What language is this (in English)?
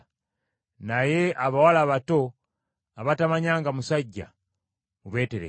Ganda